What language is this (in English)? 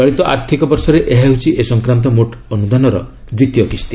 Odia